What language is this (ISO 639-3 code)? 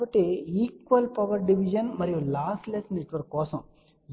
tel